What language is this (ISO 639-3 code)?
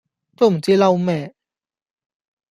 yue